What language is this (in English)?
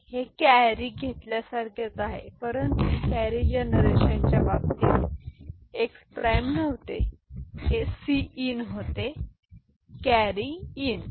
Marathi